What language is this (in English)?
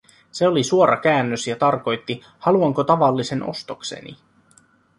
Finnish